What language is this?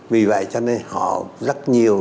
Vietnamese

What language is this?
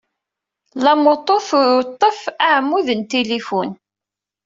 Kabyle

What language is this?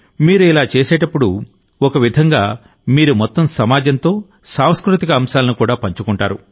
Telugu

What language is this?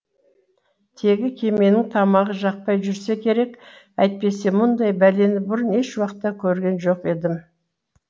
Kazakh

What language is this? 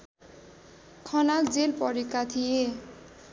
Nepali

